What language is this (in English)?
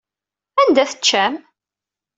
Kabyle